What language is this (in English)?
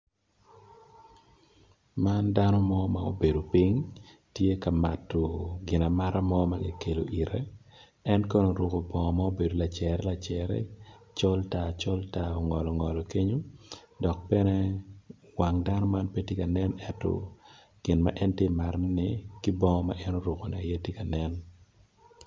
Acoli